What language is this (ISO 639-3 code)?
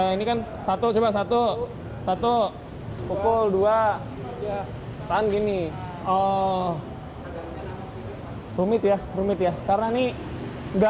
ind